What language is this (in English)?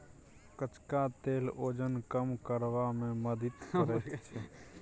Maithili